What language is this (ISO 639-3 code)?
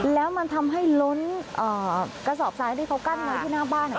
tha